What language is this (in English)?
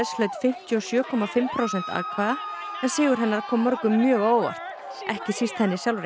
Icelandic